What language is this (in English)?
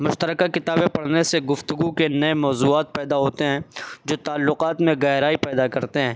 Urdu